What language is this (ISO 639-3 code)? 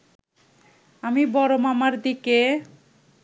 ben